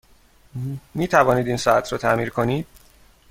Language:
Persian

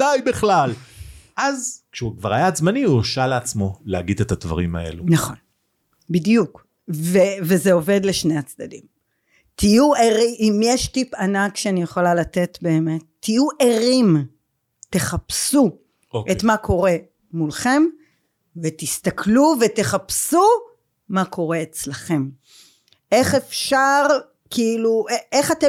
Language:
Hebrew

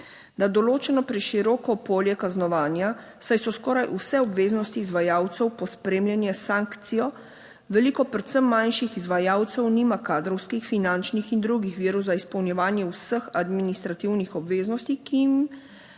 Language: Slovenian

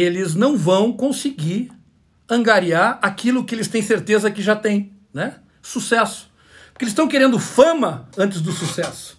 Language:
Portuguese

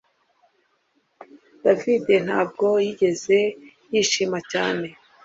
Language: Kinyarwanda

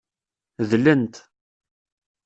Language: Kabyle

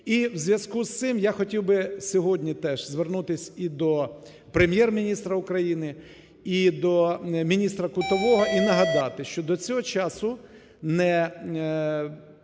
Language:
Ukrainian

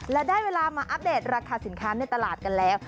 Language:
Thai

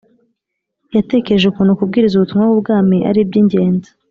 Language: Kinyarwanda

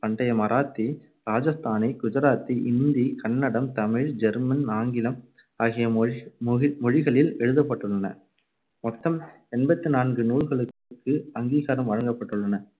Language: Tamil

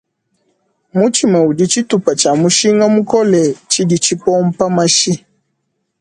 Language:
Luba-Lulua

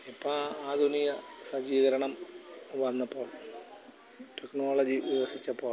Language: Malayalam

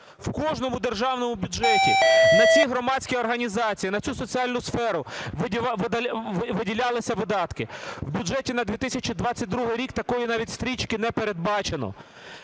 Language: Ukrainian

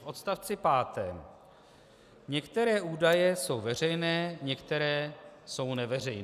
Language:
Czech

